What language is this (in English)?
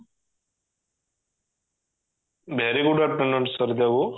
Odia